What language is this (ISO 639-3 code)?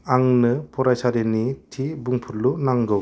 brx